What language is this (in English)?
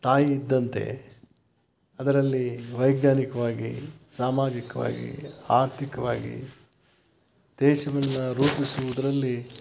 Kannada